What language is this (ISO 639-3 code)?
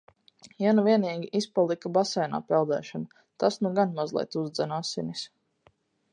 lav